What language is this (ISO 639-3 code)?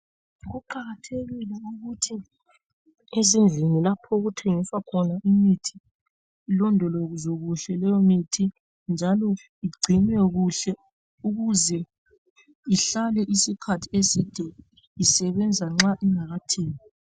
nde